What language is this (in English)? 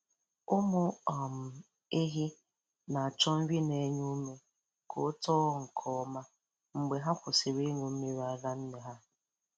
Igbo